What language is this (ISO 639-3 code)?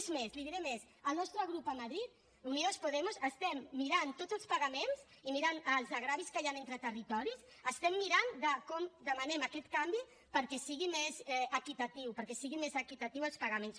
cat